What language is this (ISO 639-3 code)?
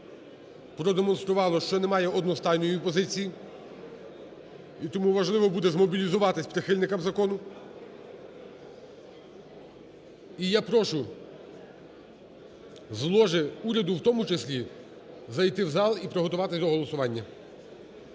ukr